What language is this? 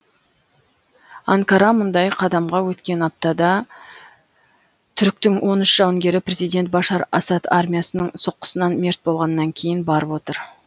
Kazakh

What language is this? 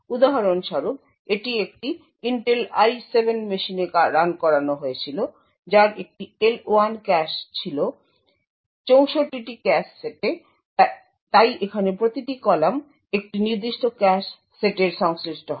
Bangla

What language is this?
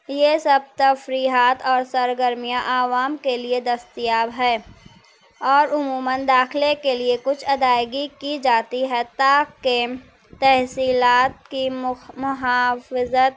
Urdu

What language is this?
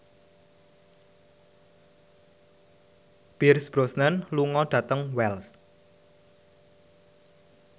Javanese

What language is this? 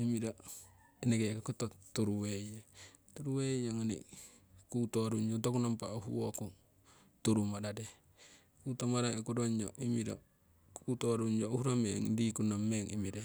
Siwai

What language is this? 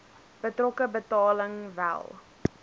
Afrikaans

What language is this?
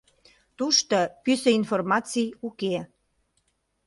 Mari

